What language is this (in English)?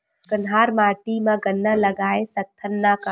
Chhattisgarhi